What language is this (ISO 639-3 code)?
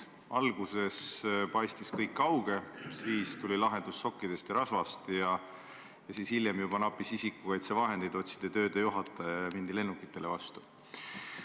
est